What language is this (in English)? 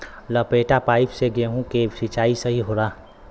Bhojpuri